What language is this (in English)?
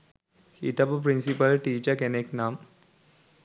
Sinhala